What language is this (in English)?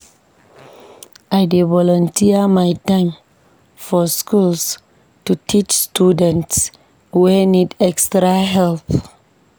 Nigerian Pidgin